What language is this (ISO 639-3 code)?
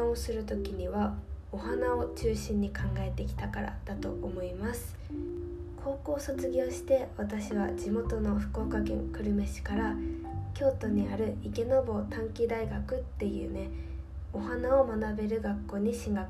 jpn